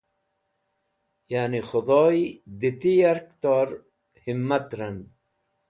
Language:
Wakhi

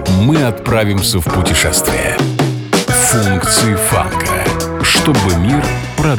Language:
Russian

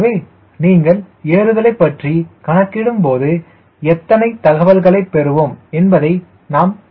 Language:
Tamil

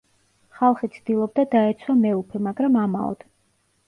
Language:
Georgian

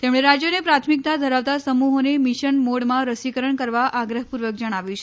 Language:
Gujarati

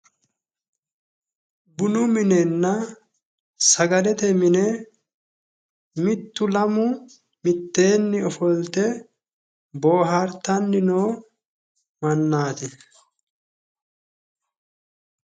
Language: Sidamo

